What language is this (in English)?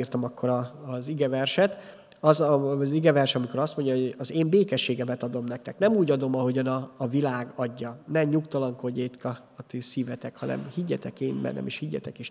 Hungarian